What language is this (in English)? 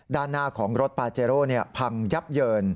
Thai